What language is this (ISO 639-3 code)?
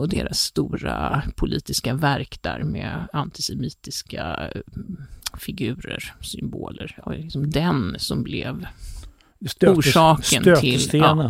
swe